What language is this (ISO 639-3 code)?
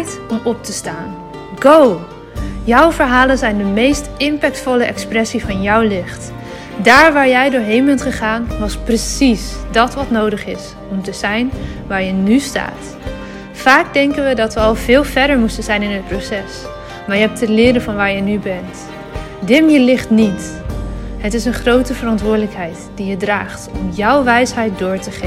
nld